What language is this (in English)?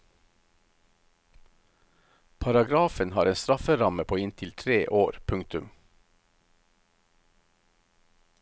Norwegian